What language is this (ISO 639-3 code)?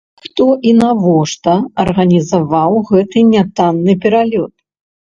bel